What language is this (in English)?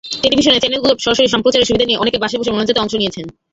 Bangla